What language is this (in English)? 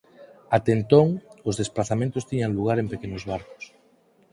Galician